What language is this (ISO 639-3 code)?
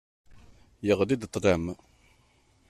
kab